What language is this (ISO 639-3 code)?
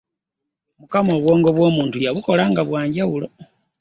lug